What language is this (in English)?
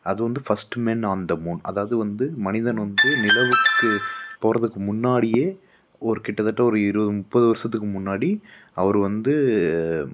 Tamil